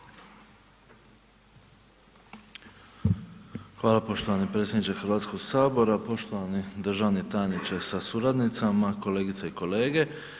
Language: Croatian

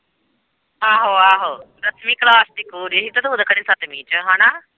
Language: Punjabi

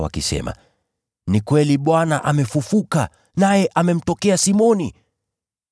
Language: Swahili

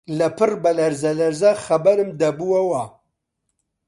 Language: Central Kurdish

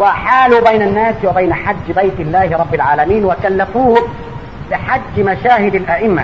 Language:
Arabic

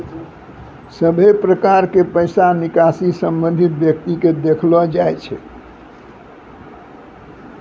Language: Maithili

